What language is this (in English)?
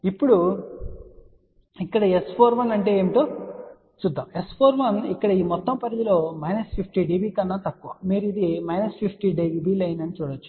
Telugu